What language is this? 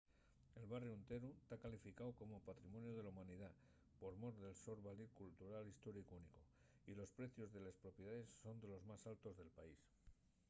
Asturian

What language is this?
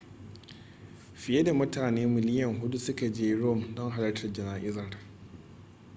Hausa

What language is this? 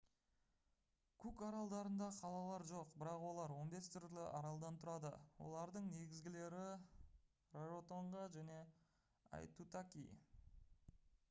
Kazakh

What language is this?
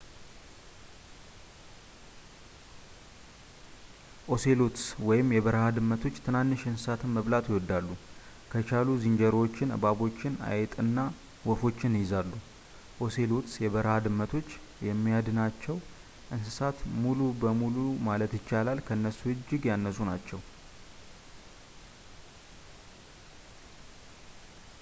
Amharic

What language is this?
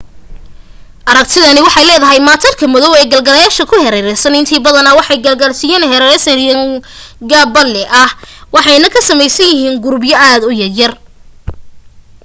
Somali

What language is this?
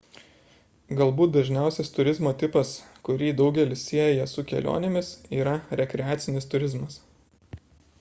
Lithuanian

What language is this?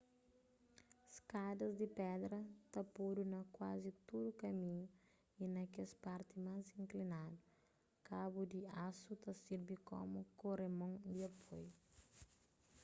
Kabuverdianu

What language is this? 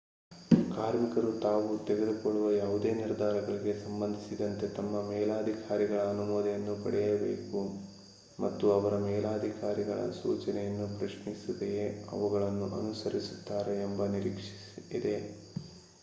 Kannada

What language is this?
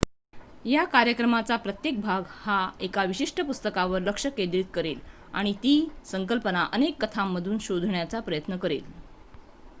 Marathi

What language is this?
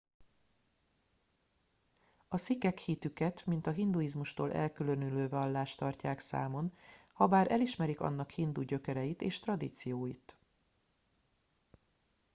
Hungarian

